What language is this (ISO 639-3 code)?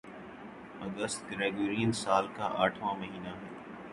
urd